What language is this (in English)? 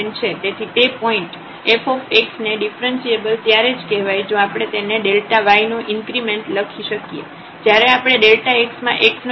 Gujarati